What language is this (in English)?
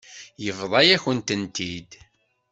Kabyle